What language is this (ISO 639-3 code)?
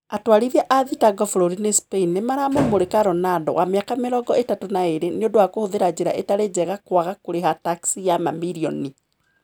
kik